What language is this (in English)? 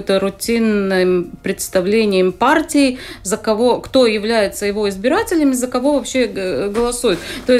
Russian